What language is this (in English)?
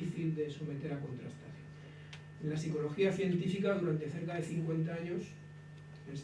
Spanish